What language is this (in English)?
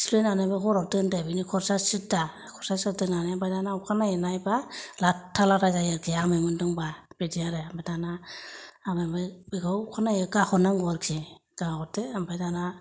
Bodo